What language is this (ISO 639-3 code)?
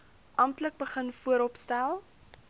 afr